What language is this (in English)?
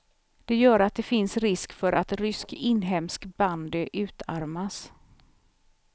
Swedish